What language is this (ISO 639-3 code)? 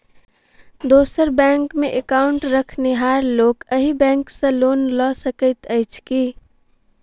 mai